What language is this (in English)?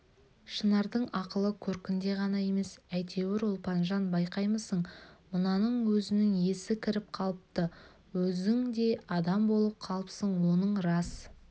Kazakh